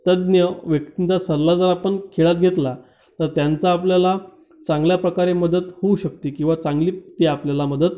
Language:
Marathi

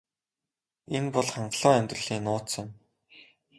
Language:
Mongolian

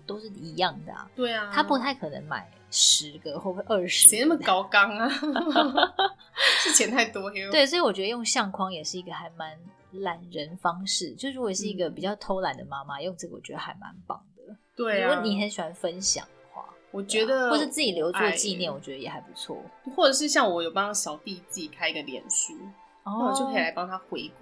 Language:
Chinese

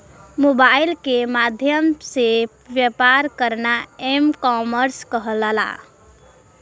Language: Bhojpuri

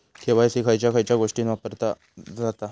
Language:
Marathi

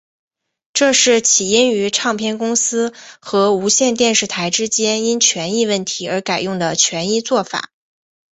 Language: Chinese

